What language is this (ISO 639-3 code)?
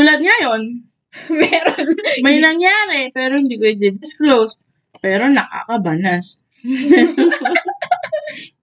fil